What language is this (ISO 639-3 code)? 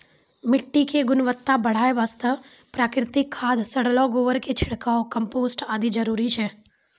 mai